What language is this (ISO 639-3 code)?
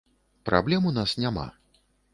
bel